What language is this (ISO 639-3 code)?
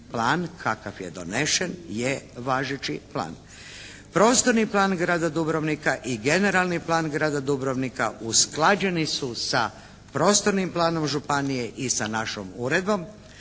hrv